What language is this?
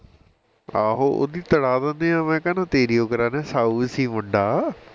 Punjabi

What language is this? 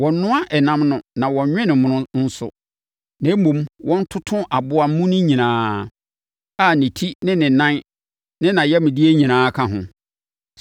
Akan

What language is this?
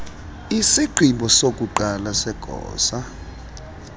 Xhosa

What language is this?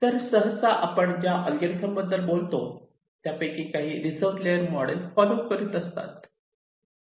Marathi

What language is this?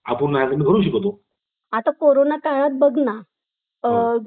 Marathi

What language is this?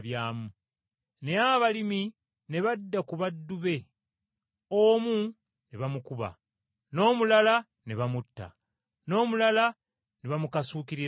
Ganda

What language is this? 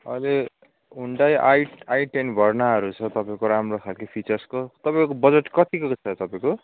Nepali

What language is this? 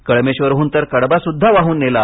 Marathi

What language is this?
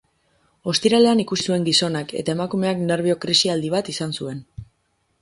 Basque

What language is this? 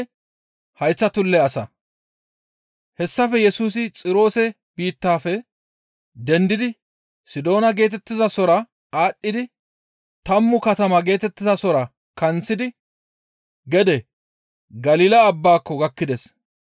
Gamo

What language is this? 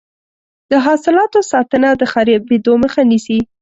Pashto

